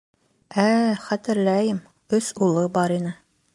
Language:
Bashkir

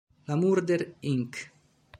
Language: Italian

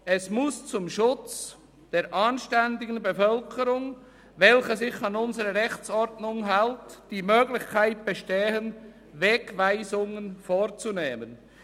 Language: Swiss German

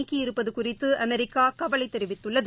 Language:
Tamil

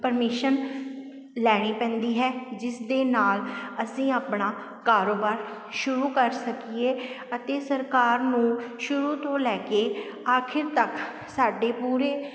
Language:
Punjabi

